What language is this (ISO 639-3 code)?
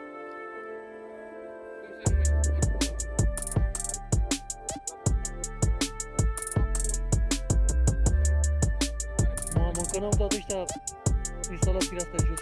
ron